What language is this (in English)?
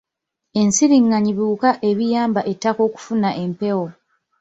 Ganda